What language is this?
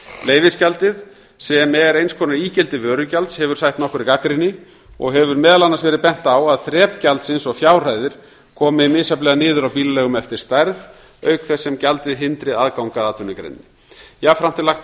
Icelandic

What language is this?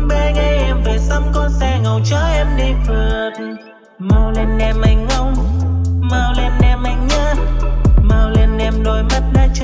Vietnamese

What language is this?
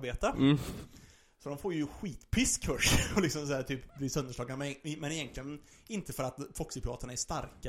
Swedish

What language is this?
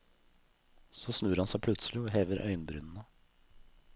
Norwegian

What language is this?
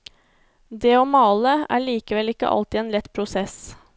Norwegian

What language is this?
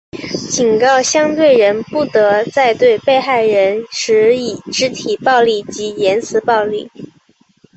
Chinese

